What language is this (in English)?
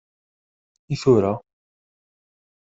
Kabyle